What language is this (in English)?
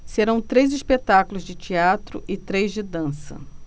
Portuguese